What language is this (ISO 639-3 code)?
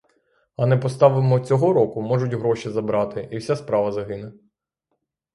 ukr